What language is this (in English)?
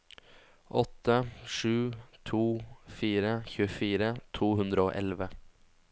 Norwegian